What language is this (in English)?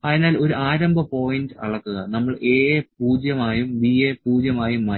Malayalam